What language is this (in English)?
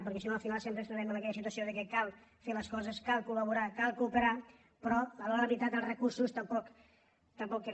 Catalan